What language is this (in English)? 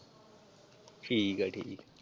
Punjabi